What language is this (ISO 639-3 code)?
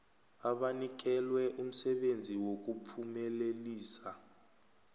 nbl